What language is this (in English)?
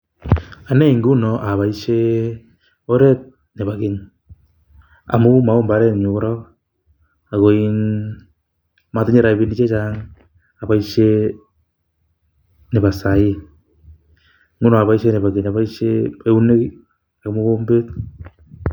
Kalenjin